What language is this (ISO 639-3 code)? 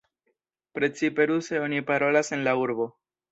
epo